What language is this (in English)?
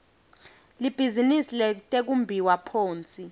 Swati